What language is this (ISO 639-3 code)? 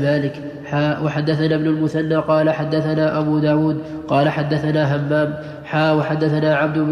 ara